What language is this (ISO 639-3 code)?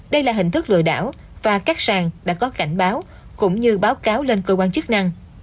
vie